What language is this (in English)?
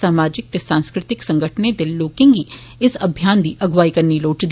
Dogri